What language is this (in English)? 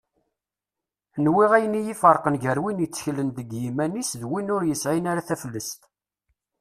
Kabyle